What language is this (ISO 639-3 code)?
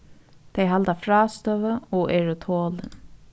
fao